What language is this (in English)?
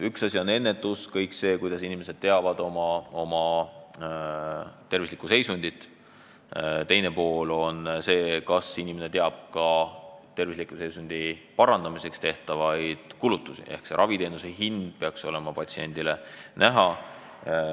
Estonian